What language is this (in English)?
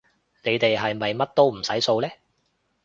Cantonese